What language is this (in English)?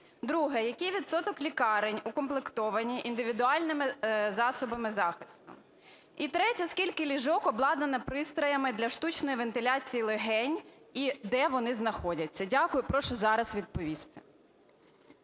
Ukrainian